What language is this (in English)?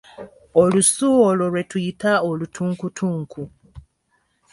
Ganda